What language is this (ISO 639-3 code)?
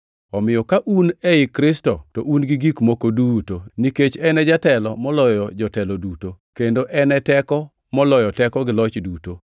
luo